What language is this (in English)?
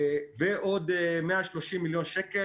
Hebrew